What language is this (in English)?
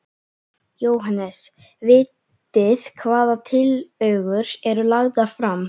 Icelandic